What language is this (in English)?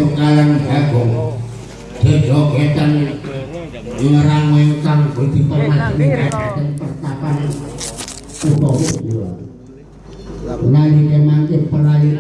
Indonesian